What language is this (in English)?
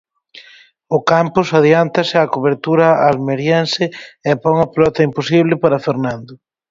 Galician